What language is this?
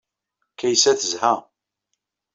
Kabyle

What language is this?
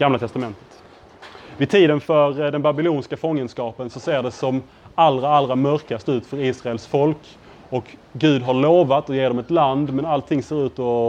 Swedish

